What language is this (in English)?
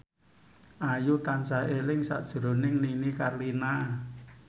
Javanese